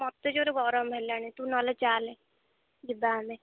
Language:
Odia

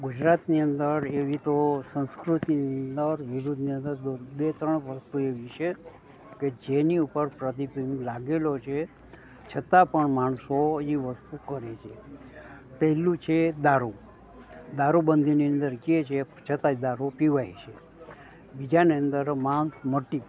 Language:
Gujarati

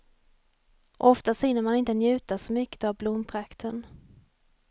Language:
Swedish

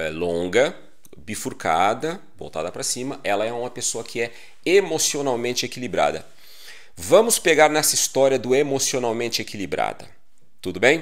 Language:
Portuguese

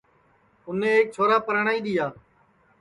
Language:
Sansi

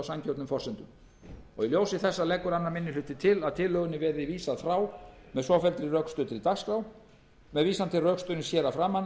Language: Icelandic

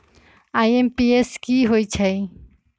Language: Magahi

